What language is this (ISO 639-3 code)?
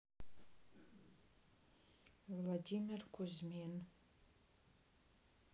rus